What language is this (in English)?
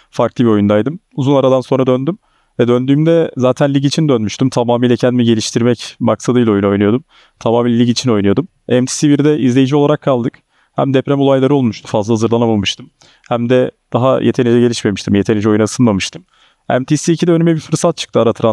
Turkish